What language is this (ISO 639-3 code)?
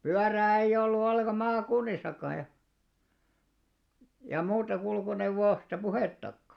fin